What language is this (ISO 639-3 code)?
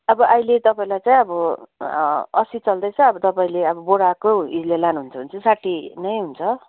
nep